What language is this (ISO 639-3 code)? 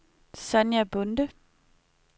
dan